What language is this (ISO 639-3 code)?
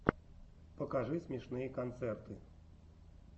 rus